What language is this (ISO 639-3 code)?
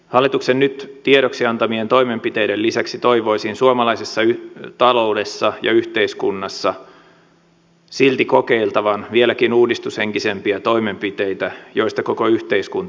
fin